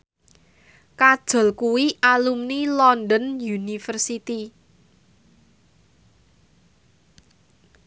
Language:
Javanese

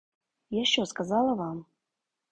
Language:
Ukrainian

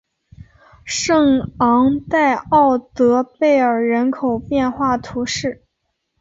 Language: Chinese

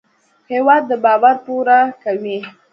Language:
Pashto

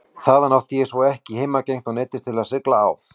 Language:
Icelandic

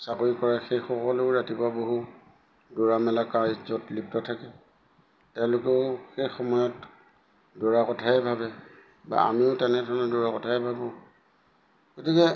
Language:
Assamese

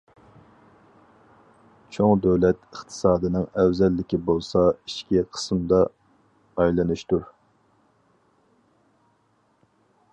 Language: Uyghur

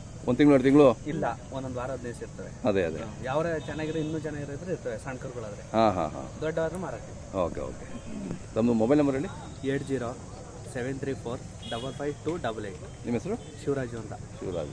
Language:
Kannada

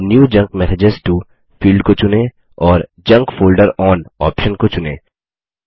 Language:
Hindi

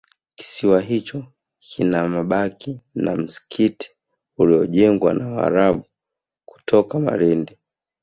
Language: Swahili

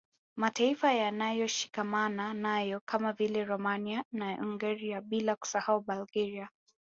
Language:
Swahili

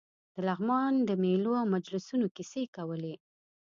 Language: Pashto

